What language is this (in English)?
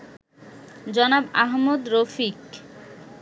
Bangla